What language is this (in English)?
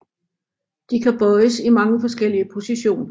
Danish